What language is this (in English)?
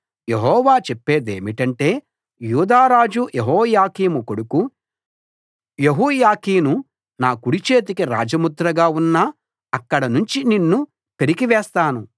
Telugu